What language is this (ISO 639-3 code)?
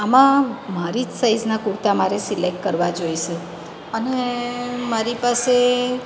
guj